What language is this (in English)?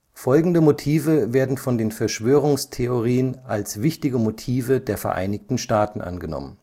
German